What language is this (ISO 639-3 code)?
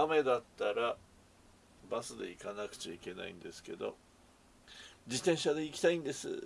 jpn